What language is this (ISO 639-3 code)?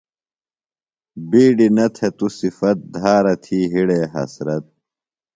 phl